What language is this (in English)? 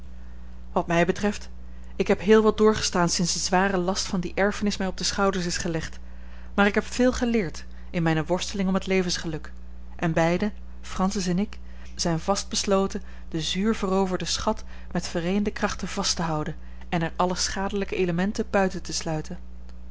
Dutch